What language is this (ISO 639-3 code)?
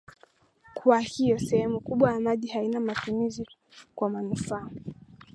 swa